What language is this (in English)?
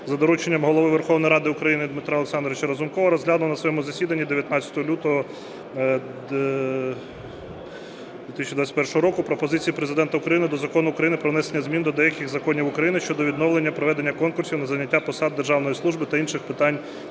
Ukrainian